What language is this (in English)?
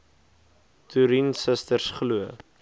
Afrikaans